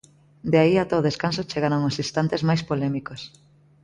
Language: Galician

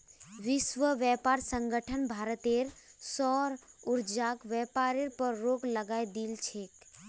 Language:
Magahi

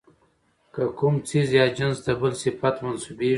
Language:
Pashto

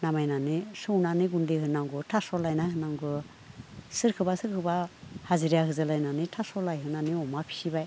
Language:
Bodo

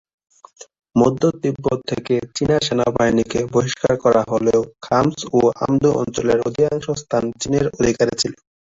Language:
Bangla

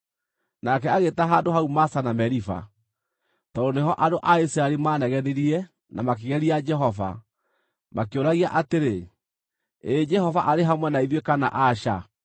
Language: Kikuyu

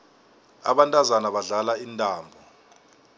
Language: South Ndebele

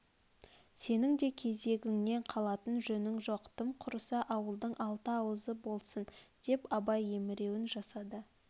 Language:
Kazakh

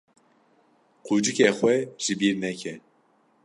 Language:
Kurdish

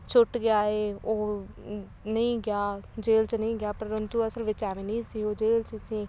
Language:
Punjabi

